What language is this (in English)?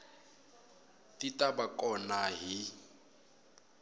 Tsonga